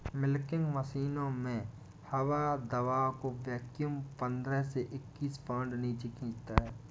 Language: Hindi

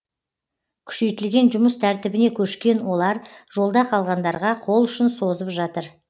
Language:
Kazakh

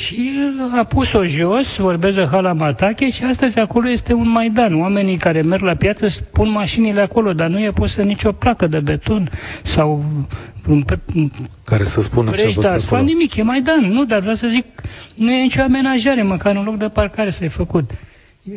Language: Romanian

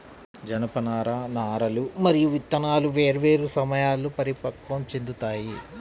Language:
Telugu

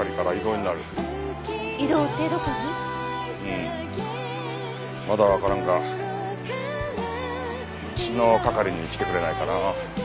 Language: Japanese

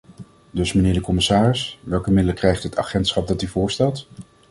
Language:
Dutch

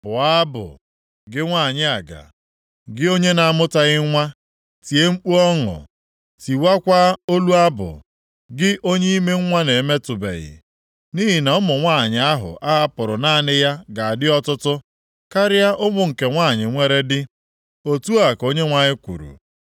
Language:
Igbo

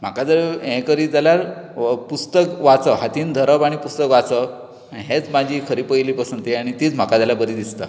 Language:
Konkani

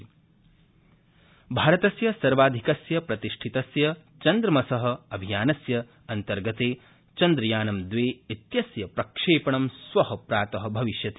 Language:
Sanskrit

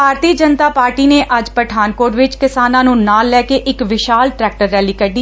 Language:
Punjabi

